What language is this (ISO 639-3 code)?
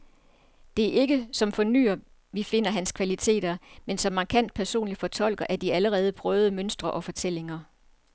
dan